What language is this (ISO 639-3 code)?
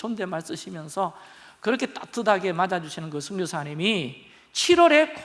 kor